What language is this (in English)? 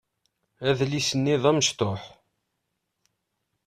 Kabyle